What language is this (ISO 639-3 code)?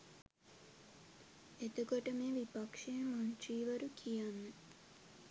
sin